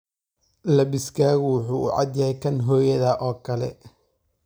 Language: Somali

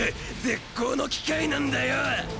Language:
Japanese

